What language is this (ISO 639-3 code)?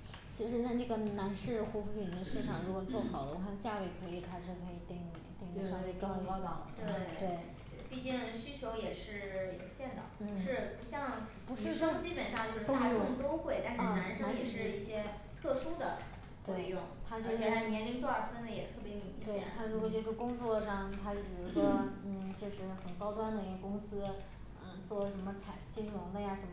zho